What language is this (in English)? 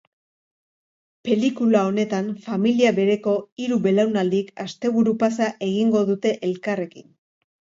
Basque